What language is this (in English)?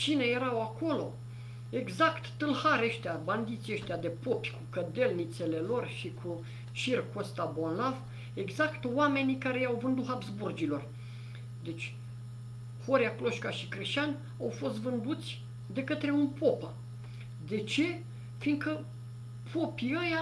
Romanian